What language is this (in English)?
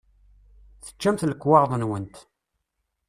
Kabyle